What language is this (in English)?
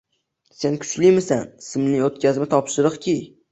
Uzbek